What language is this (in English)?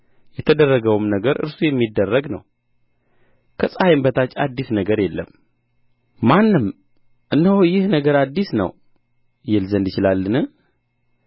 Amharic